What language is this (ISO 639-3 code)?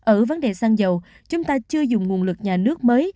vie